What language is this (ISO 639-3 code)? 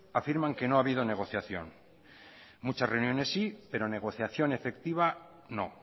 spa